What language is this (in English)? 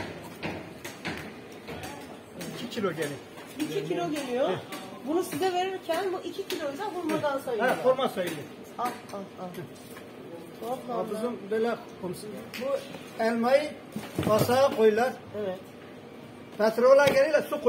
Turkish